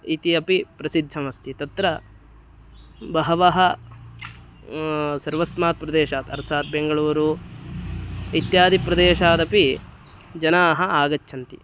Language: Sanskrit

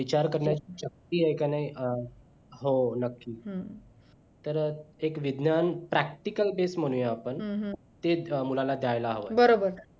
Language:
Marathi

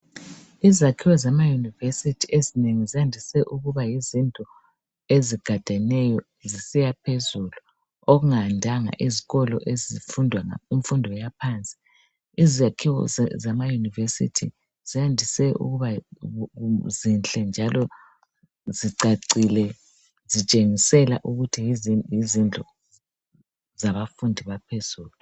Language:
North Ndebele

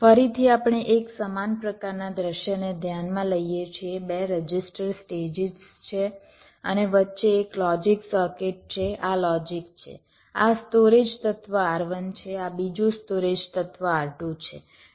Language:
Gujarati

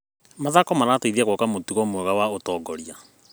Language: Kikuyu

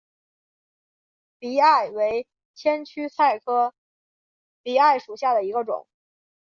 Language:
Chinese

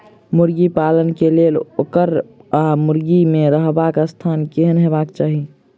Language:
Maithili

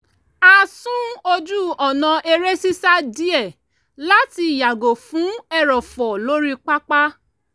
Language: Yoruba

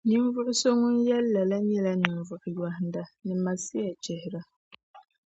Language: Dagbani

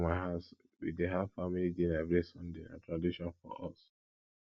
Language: Nigerian Pidgin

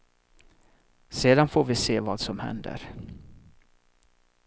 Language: Swedish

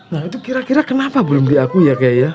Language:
Indonesian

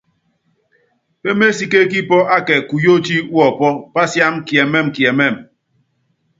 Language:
Yangben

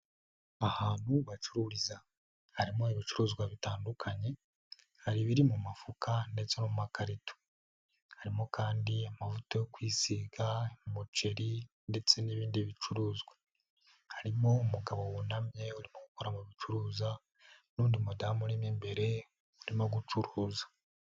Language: Kinyarwanda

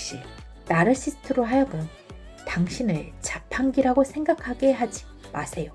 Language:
Korean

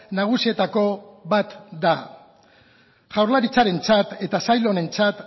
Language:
Basque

